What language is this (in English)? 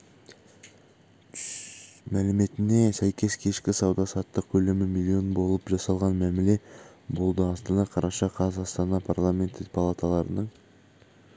Kazakh